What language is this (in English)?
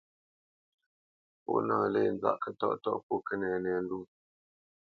Bamenyam